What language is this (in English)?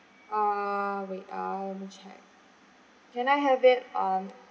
English